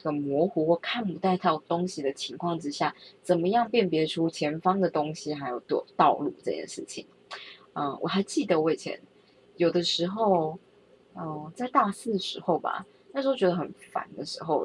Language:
Chinese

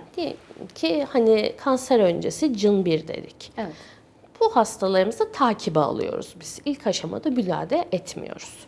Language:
Turkish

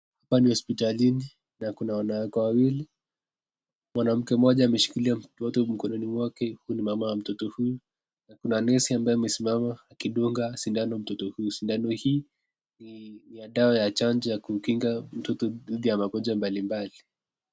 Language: Swahili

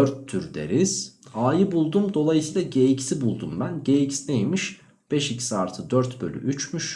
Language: Turkish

